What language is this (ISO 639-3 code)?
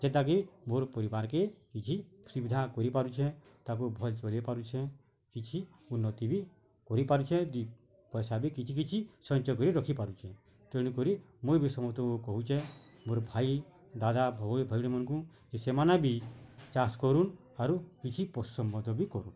ori